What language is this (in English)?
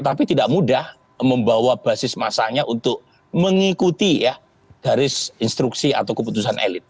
Indonesian